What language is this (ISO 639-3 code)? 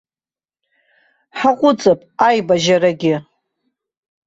abk